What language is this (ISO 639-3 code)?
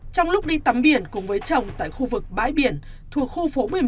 vie